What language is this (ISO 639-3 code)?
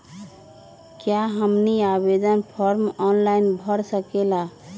mag